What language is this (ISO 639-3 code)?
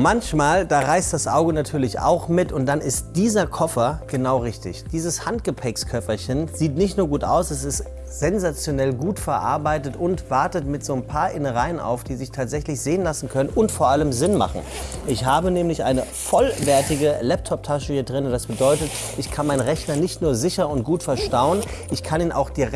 deu